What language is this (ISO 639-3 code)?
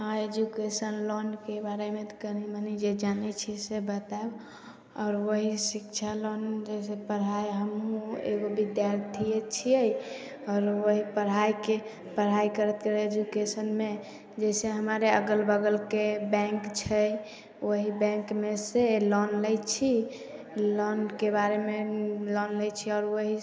mai